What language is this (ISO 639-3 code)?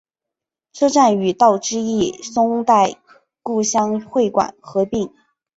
zho